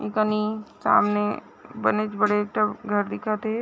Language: Chhattisgarhi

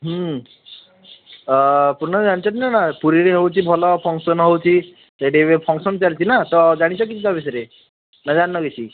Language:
Odia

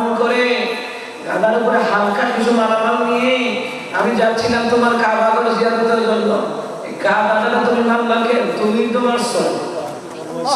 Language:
Bangla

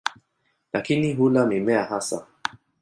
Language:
Swahili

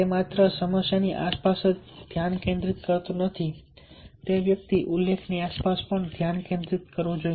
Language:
Gujarati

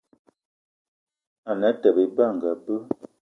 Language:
Eton (Cameroon)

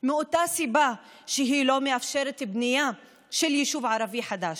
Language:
Hebrew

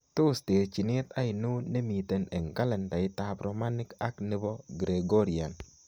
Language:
Kalenjin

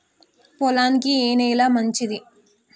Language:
Telugu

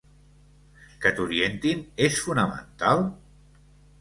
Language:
Catalan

